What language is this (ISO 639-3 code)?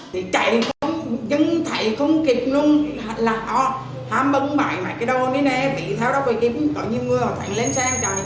vie